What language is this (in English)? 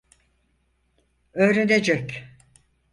Turkish